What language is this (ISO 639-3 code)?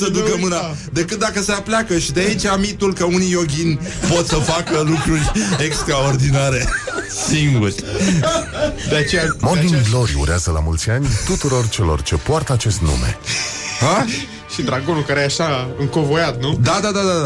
ron